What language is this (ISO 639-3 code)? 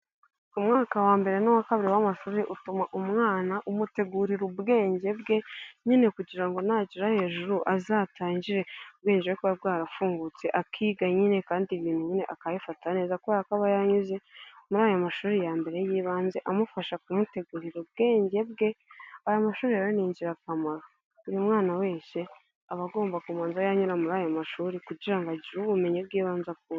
kin